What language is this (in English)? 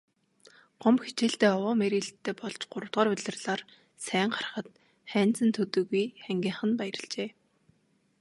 Mongolian